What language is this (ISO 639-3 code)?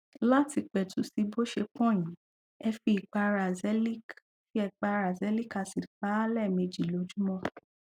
yor